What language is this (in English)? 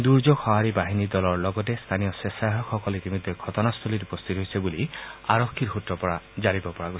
Assamese